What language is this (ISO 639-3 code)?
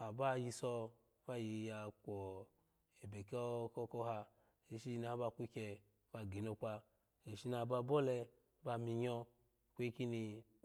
ala